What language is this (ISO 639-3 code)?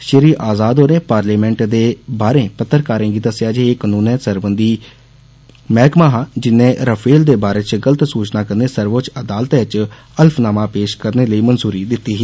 doi